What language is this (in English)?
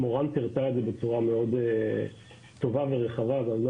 Hebrew